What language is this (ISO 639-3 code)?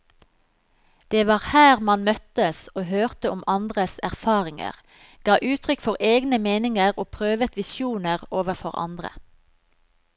nor